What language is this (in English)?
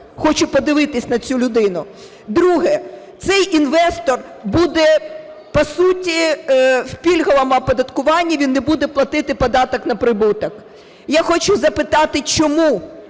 Ukrainian